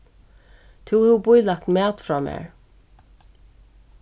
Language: Faroese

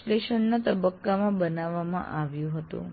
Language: Gujarati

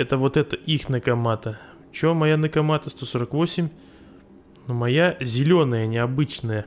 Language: Russian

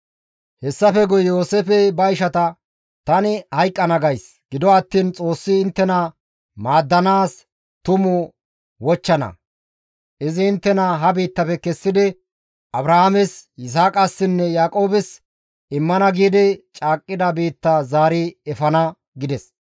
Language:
Gamo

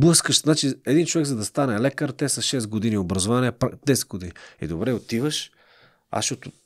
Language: Bulgarian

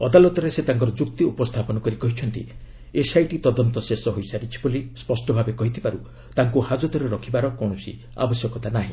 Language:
Odia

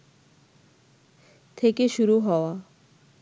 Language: Bangla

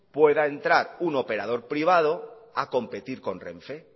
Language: Spanish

